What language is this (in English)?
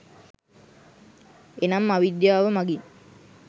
Sinhala